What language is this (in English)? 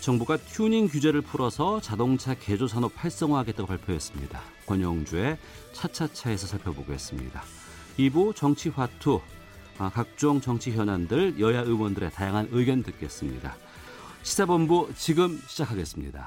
Korean